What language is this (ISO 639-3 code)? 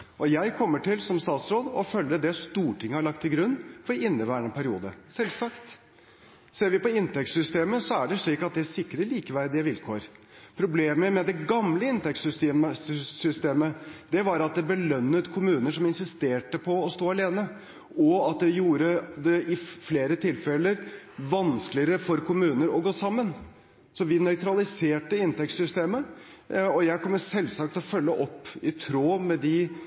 nob